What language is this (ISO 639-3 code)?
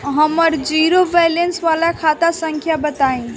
bho